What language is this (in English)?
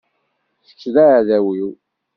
Kabyle